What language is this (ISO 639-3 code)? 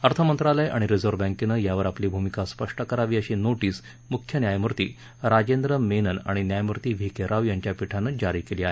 mar